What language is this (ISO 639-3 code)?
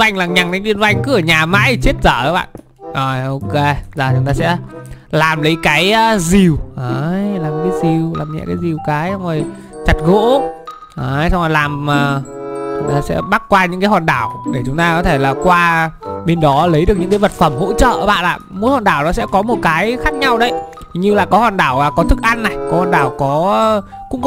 vie